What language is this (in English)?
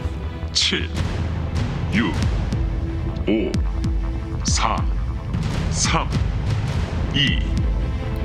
Korean